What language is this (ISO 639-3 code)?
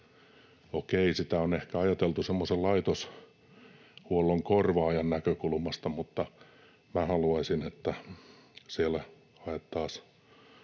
fin